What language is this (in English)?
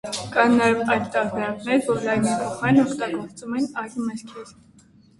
Armenian